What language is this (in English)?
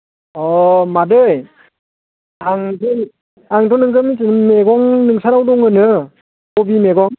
Bodo